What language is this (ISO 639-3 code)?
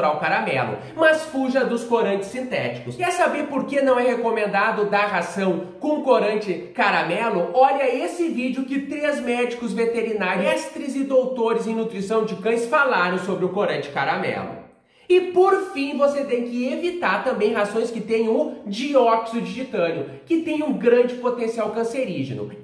por